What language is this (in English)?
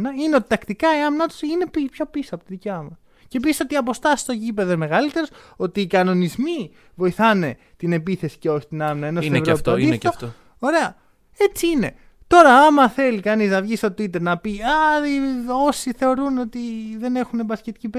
Greek